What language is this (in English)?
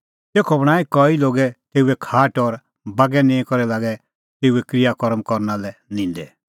Kullu Pahari